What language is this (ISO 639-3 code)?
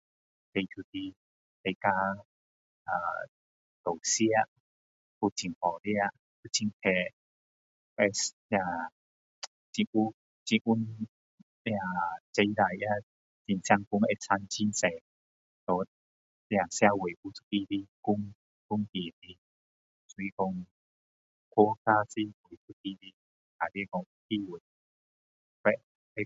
cdo